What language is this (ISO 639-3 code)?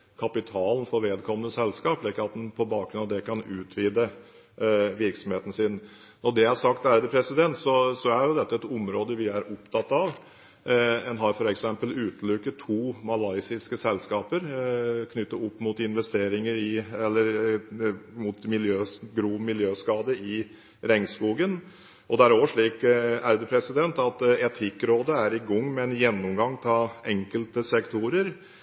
nob